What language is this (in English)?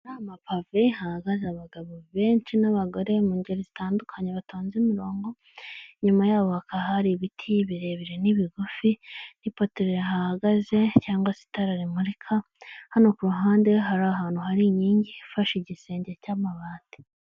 Kinyarwanda